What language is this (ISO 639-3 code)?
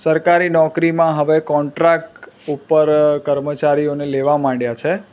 guj